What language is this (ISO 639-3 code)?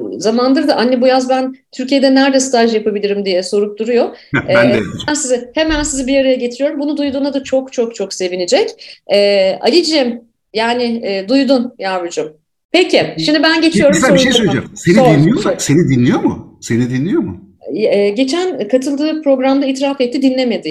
tur